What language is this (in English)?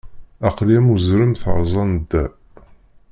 Kabyle